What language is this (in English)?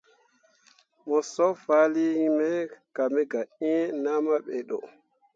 Mundang